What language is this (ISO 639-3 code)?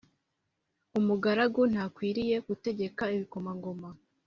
kin